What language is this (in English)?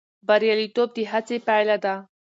Pashto